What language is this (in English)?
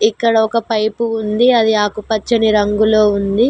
Telugu